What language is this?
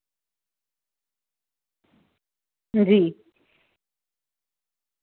Dogri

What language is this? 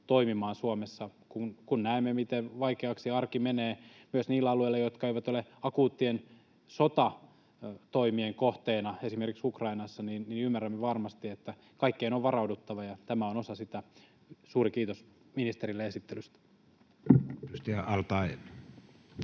Finnish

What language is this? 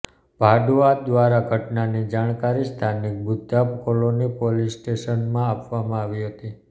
Gujarati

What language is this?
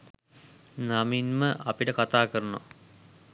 Sinhala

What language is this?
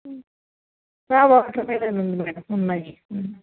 Telugu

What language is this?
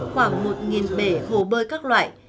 Vietnamese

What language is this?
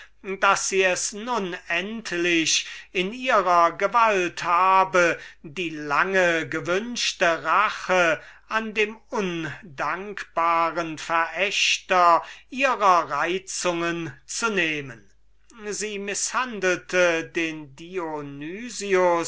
German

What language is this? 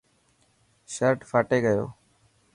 Dhatki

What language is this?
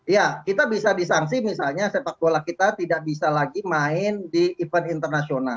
Indonesian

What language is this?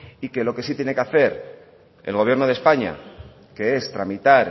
Spanish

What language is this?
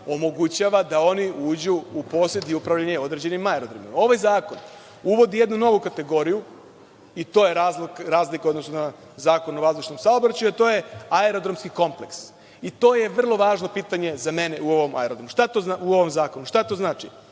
Serbian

